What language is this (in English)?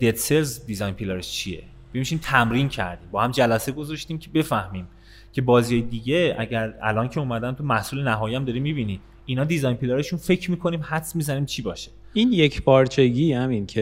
Persian